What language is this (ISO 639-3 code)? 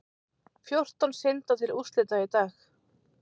isl